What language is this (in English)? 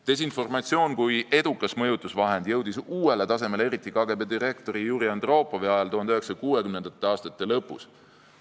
Estonian